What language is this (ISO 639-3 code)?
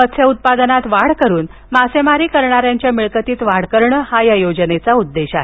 mar